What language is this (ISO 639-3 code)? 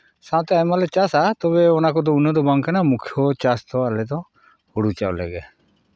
sat